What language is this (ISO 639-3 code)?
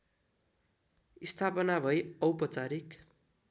nep